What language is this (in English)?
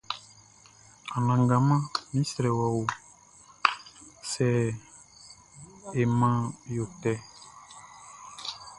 Baoulé